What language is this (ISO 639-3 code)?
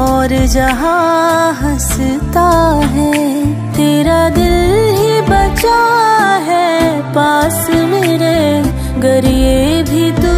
hin